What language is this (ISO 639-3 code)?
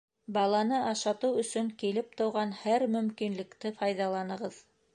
bak